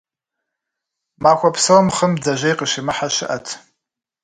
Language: Kabardian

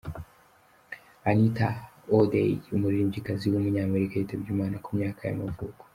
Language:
Kinyarwanda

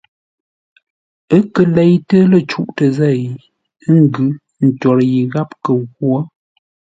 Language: Ngombale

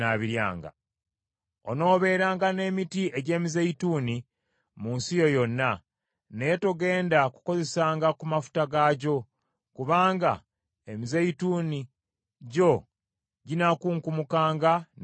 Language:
Ganda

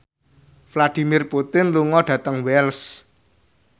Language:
Javanese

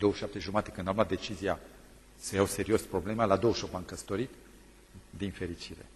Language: Romanian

